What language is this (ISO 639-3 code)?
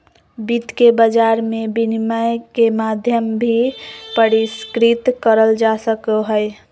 mag